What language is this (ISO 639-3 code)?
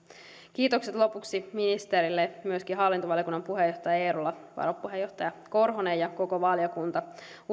fin